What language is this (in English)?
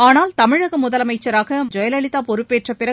Tamil